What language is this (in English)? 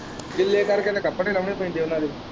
Punjabi